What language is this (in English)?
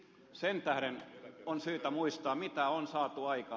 Finnish